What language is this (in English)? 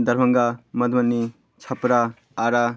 Maithili